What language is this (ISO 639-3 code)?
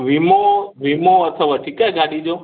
snd